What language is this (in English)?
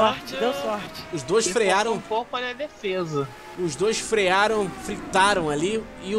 Portuguese